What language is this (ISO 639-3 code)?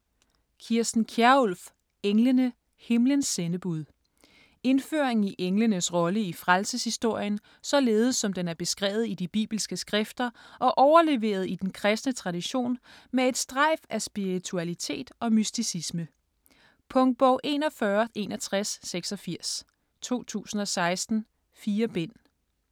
dan